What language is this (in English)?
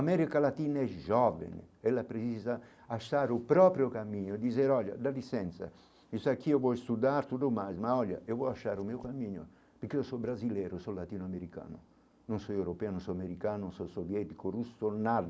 Portuguese